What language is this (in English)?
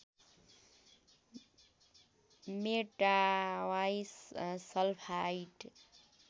Nepali